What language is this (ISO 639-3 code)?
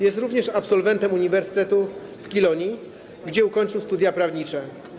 pol